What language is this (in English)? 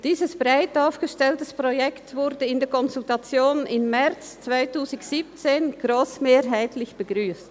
Swiss German